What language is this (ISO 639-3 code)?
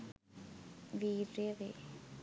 sin